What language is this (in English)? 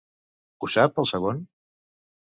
Catalan